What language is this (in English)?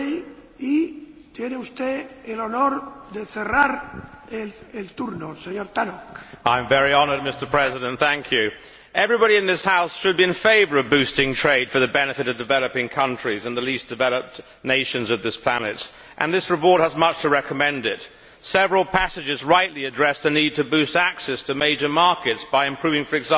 English